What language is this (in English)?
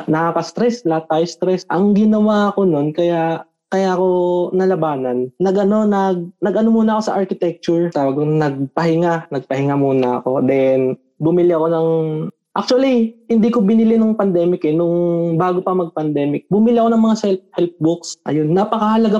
Filipino